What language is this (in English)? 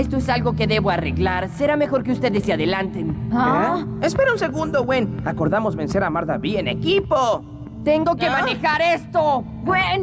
Spanish